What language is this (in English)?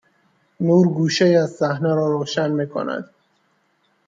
Persian